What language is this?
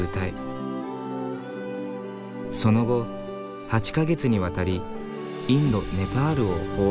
Japanese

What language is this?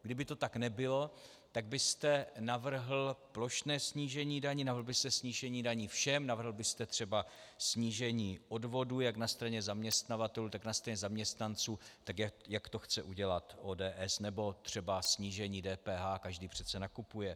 Czech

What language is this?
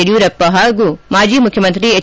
Kannada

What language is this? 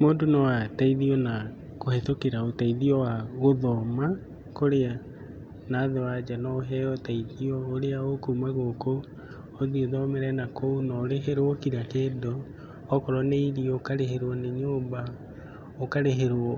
Kikuyu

